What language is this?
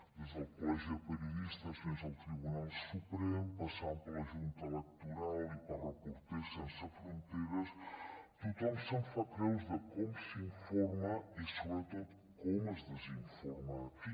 Catalan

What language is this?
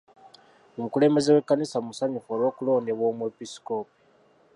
Ganda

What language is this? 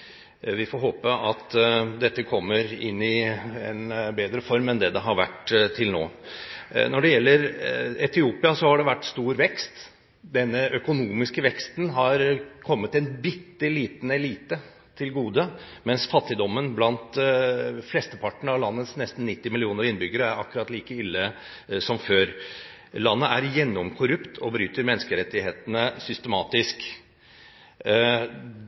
Norwegian Bokmål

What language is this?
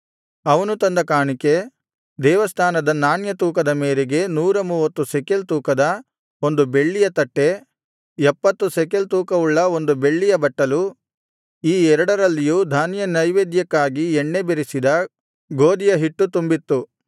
Kannada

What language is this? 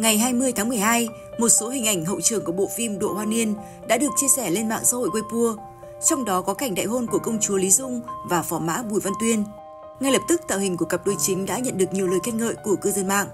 Vietnamese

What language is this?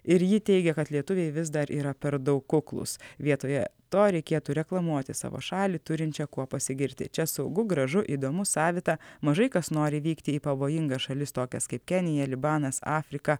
Lithuanian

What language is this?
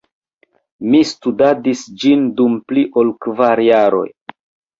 Esperanto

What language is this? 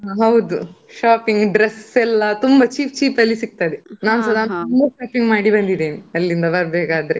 Kannada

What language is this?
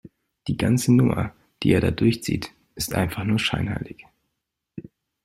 German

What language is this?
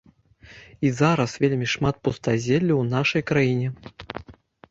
Belarusian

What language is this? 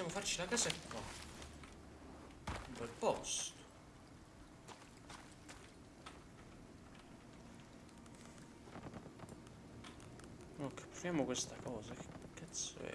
Italian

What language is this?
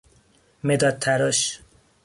Persian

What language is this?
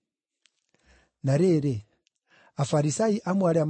Kikuyu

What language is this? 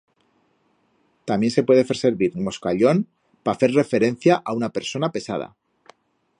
Aragonese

